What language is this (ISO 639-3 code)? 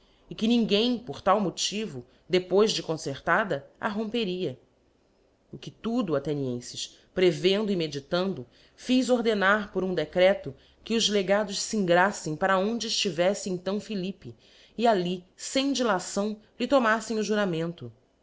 por